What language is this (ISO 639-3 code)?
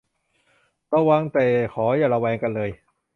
tha